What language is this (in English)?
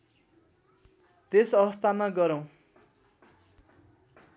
Nepali